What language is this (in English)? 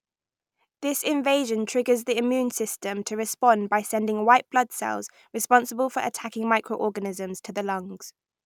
English